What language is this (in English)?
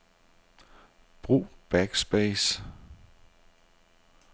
Danish